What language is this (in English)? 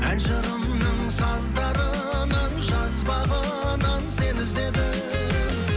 Kazakh